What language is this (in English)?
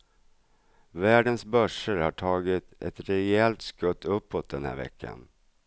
Swedish